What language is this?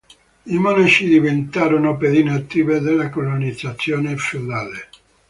Italian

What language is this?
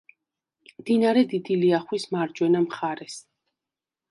Georgian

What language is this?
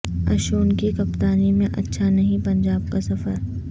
Urdu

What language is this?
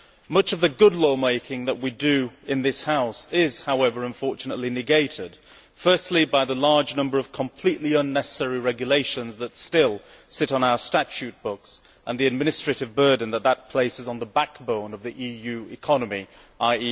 English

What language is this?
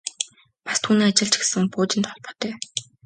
Mongolian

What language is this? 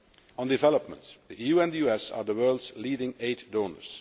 English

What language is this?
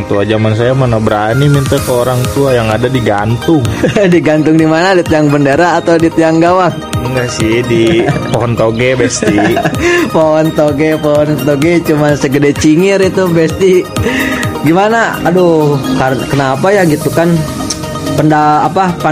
Indonesian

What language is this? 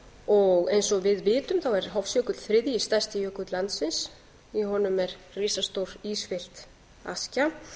Icelandic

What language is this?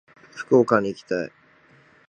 Japanese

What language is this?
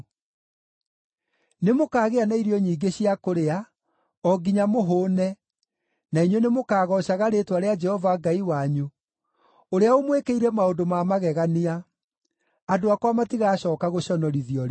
Kikuyu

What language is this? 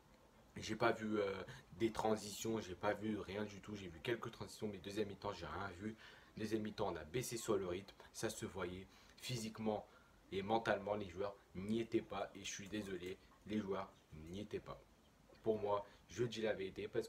French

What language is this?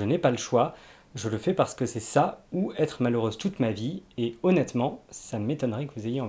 French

